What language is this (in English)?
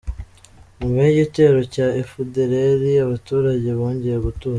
Kinyarwanda